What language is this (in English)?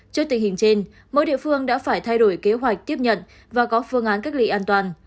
Vietnamese